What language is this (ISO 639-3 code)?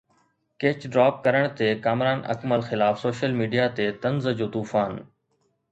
snd